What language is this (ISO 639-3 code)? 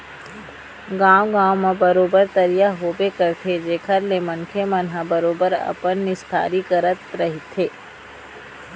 hne